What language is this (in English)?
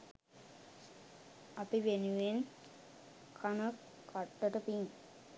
Sinhala